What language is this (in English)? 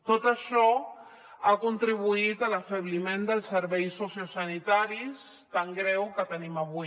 Catalan